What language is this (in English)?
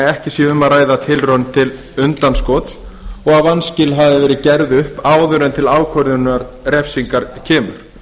Icelandic